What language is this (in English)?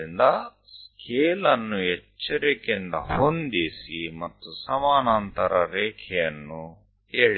Gujarati